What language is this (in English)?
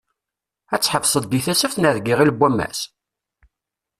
Kabyle